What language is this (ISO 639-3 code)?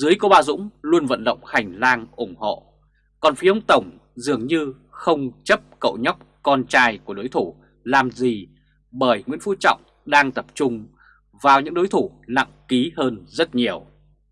vie